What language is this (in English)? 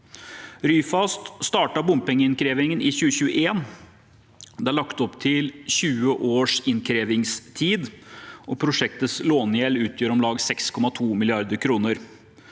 Norwegian